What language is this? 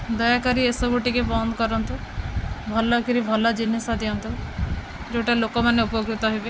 Odia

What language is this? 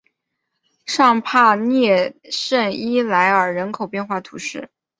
Chinese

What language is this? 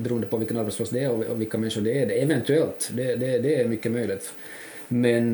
Swedish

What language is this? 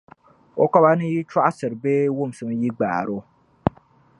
Dagbani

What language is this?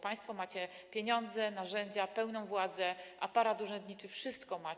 Polish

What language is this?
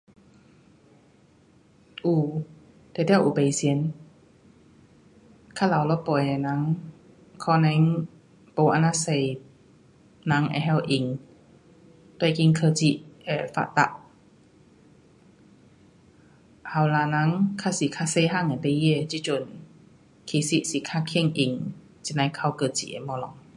Pu-Xian Chinese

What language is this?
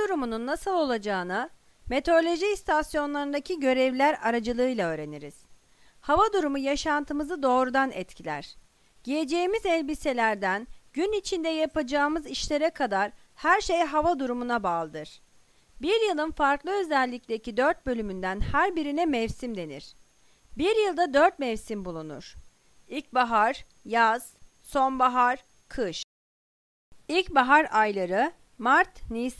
Turkish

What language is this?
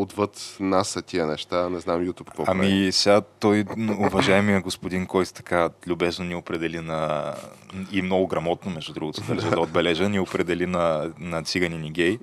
Bulgarian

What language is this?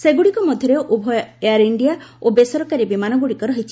Odia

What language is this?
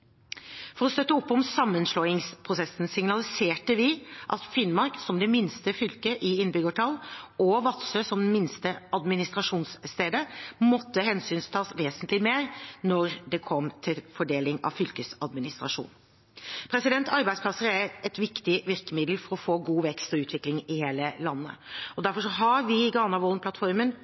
Norwegian Bokmål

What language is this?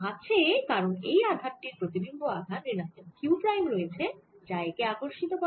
Bangla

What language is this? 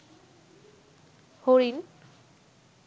Bangla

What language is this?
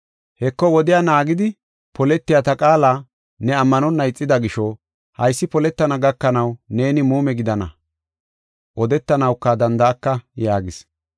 Gofa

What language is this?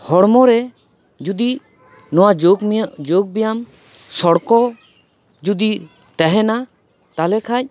Santali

